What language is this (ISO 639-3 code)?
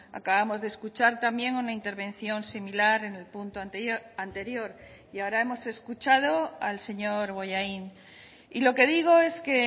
spa